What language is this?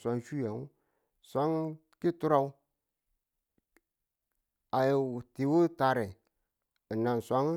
Tula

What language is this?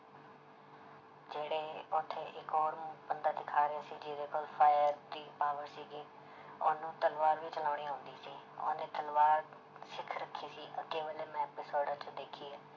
Punjabi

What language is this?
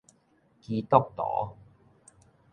Min Nan Chinese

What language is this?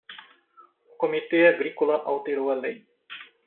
Portuguese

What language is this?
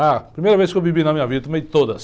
Portuguese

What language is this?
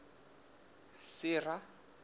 Southern Sotho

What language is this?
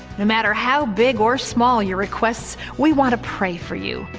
English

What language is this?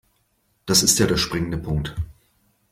German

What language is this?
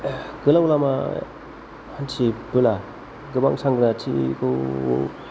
Bodo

